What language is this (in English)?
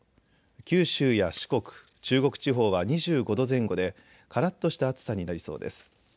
Japanese